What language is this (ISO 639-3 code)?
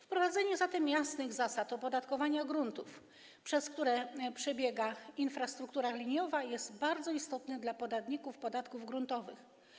pol